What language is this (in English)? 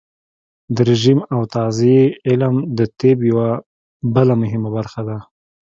Pashto